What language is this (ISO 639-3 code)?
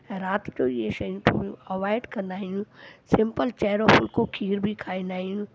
snd